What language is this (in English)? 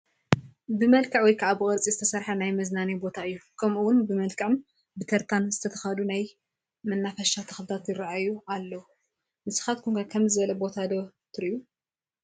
Tigrinya